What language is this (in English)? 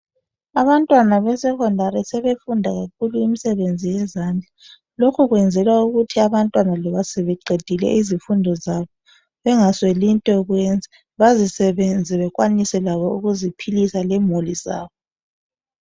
North Ndebele